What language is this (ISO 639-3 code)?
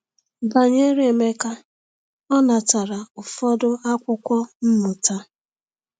ibo